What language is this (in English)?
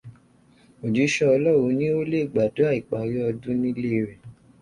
Yoruba